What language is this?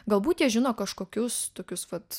Lithuanian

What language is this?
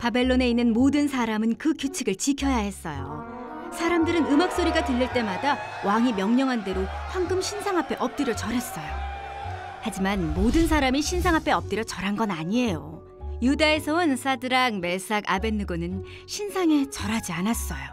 Korean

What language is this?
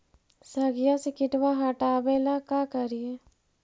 Magahi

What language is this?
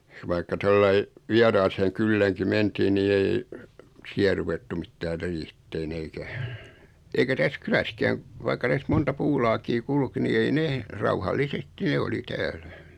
Finnish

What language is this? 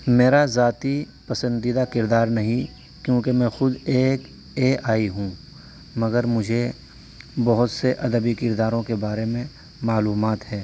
Urdu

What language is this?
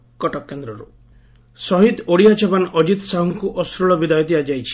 Odia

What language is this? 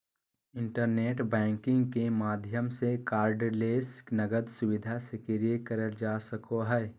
Magahi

